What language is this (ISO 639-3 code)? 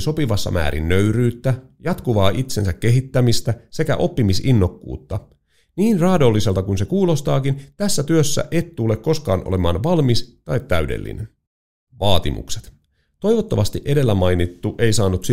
fin